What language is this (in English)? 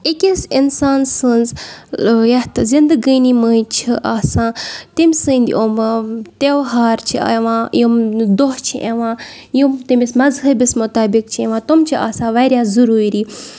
Kashmiri